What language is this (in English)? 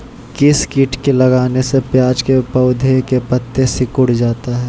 Magahi